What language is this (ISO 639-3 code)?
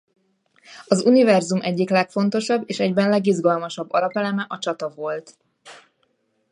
hun